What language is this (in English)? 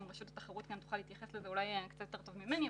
Hebrew